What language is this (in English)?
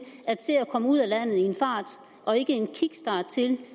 Danish